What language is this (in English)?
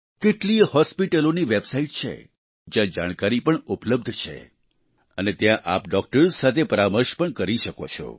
Gujarati